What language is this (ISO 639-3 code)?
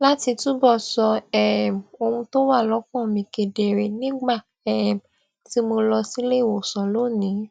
yor